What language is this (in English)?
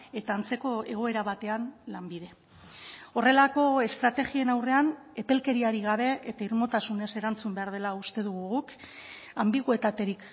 Basque